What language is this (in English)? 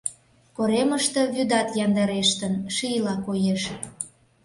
Mari